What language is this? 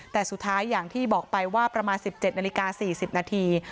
Thai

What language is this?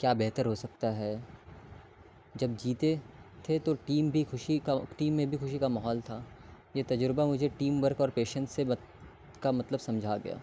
Urdu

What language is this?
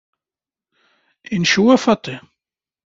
Kabyle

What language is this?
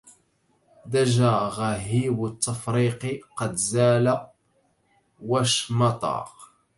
Arabic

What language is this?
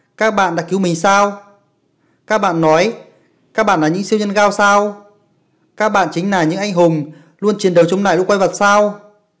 Vietnamese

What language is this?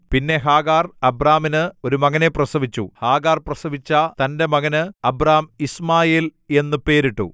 Malayalam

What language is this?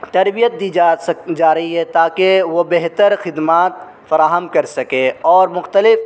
Urdu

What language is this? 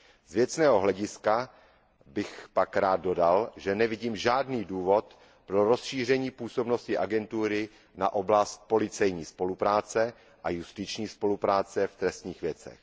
Czech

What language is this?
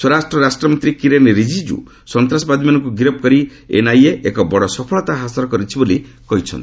Odia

